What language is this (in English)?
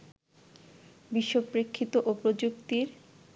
Bangla